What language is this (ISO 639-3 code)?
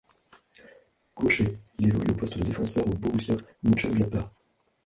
fra